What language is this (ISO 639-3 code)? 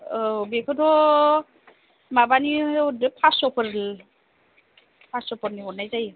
brx